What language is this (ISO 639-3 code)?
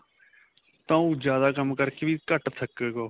pan